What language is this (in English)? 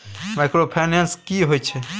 Maithili